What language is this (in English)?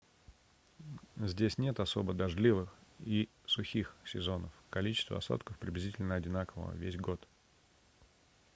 Russian